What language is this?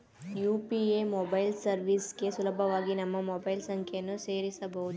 Kannada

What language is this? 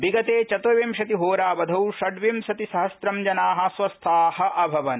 Sanskrit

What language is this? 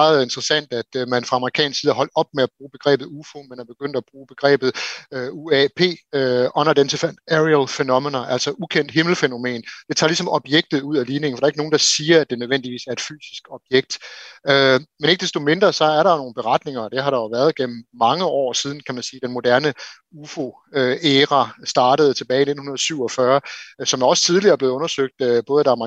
Danish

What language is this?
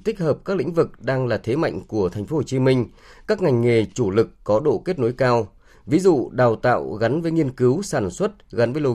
Vietnamese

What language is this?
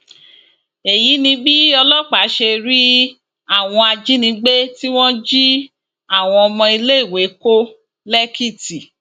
Yoruba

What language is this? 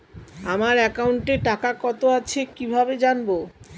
Bangla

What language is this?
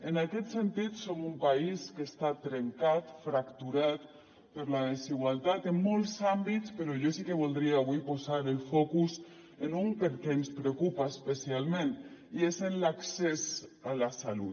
Catalan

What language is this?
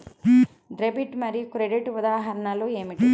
Telugu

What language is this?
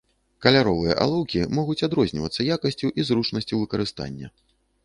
Belarusian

